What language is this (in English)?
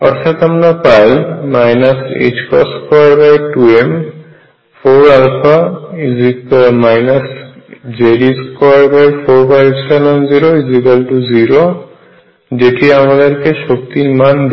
Bangla